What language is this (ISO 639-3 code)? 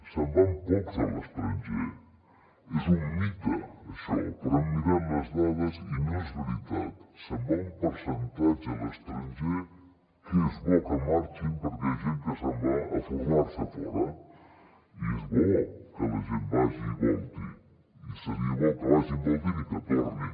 cat